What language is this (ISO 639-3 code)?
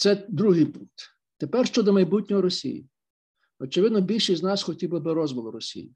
ukr